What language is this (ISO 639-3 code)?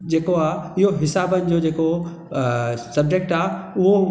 snd